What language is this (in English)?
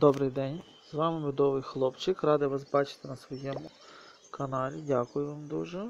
Russian